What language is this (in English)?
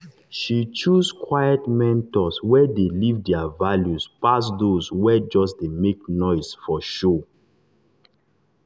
Nigerian Pidgin